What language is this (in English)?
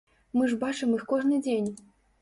Belarusian